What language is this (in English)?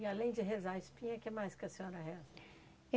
Portuguese